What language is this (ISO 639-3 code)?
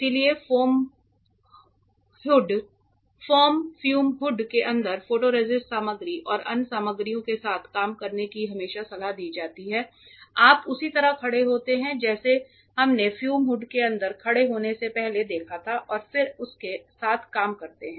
hin